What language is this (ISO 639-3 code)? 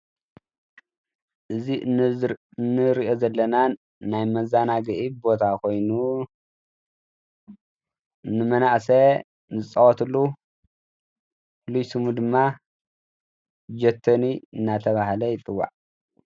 tir